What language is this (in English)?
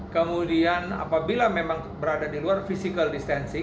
Indonesian